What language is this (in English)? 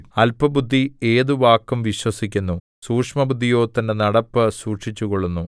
Malayalam